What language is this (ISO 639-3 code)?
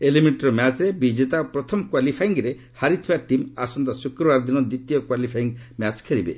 ori